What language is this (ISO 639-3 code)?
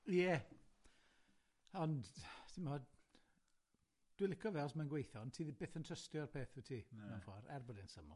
cym